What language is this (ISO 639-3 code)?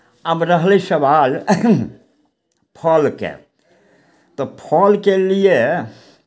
mai